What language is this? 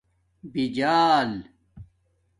Domaaki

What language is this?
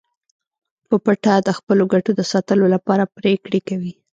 Pashto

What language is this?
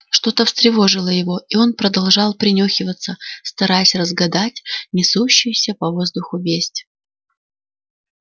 Russian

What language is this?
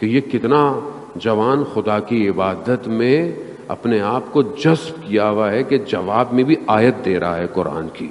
Urdu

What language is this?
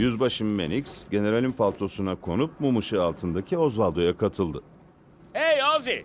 Turkish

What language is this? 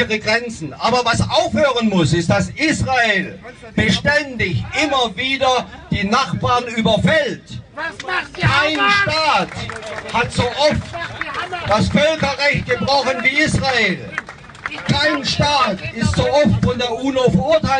German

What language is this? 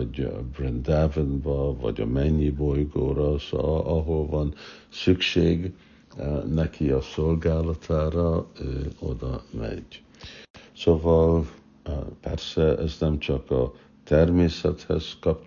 Hungarian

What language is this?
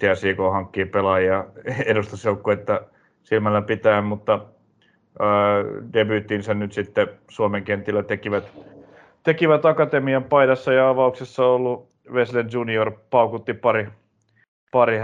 Finnish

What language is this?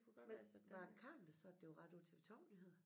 Danish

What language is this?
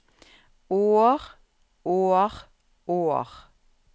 Norwegian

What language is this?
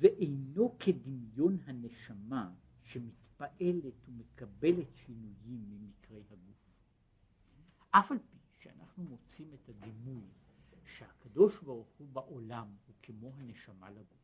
Hebrew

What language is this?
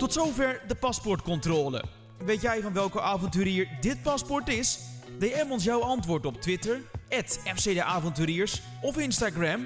Dutch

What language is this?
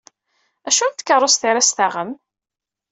Kabyle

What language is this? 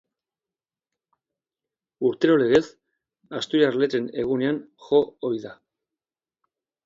Basque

